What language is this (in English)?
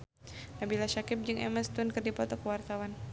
Sundanese